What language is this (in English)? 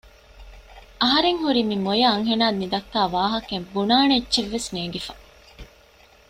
Divehi